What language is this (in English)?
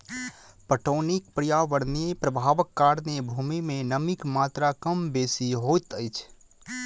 Maithili